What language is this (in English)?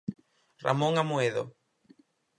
Galician